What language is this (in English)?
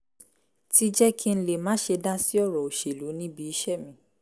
Yoruba